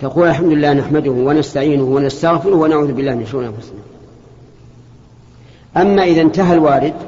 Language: Arabic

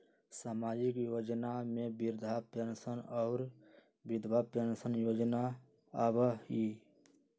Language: Magahi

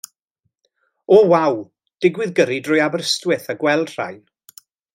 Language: Welsh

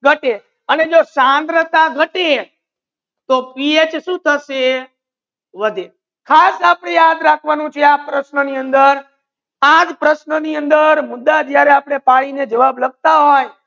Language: Gujarati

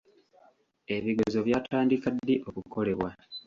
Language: Ganda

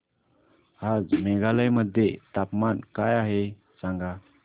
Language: Marathi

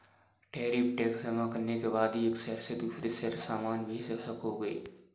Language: Hindi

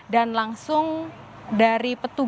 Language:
Indonesian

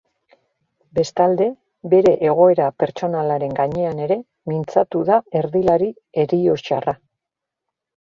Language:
Basque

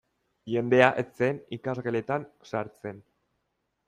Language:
Basque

